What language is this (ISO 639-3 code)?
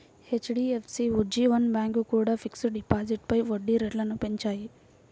tel